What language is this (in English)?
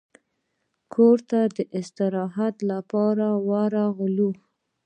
Pashto